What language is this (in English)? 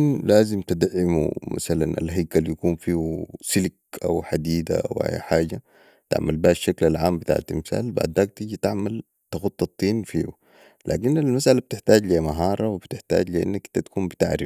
Sudanese Arabic